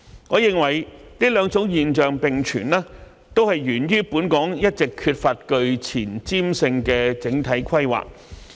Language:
Cantonese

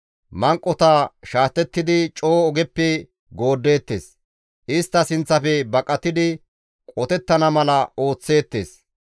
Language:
Gamo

